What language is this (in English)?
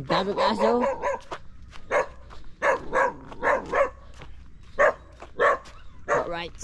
Filipino